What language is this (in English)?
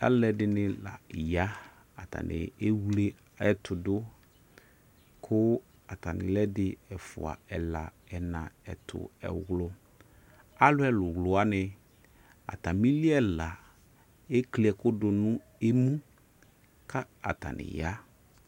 Ikposo